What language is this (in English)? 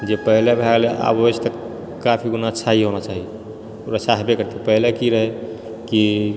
Maithili